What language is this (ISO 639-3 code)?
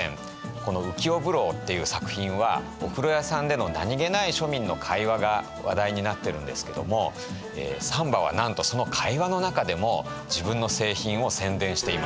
jpn